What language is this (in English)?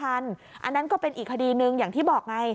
Thai